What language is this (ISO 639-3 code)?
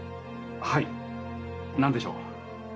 jpn